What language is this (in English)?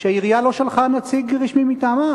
Hebrew